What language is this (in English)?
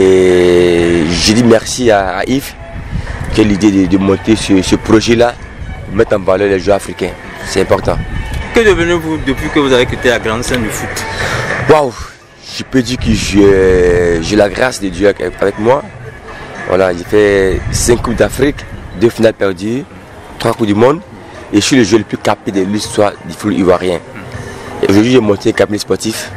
French